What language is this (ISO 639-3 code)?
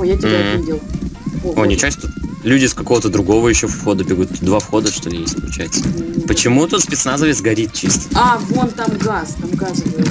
rus